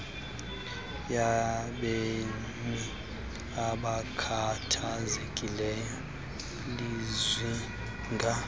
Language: Xhosa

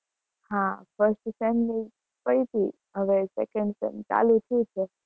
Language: Gujarati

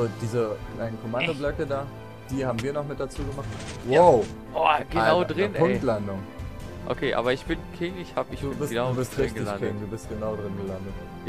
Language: German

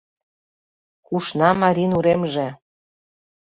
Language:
Mari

